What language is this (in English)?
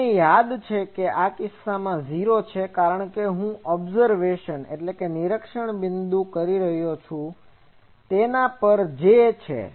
Gujarati